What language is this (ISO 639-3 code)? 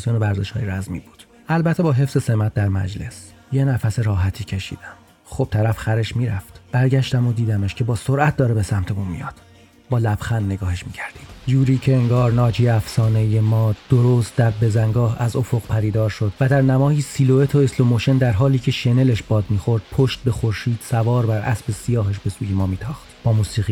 fas